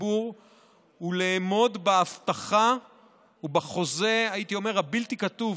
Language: Hebrew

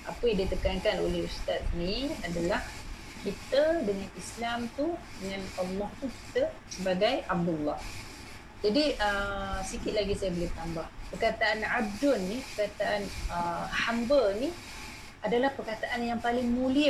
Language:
Malay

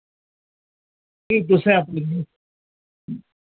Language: Dogri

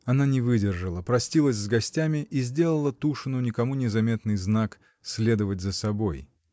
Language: Russian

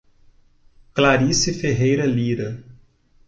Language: Portuguese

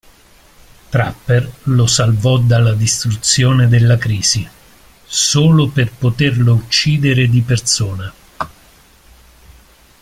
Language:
Italian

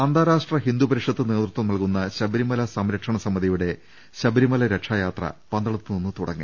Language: Malayalam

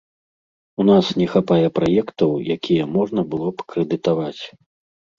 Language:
Belarusian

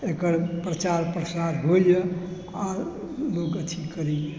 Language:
Maithili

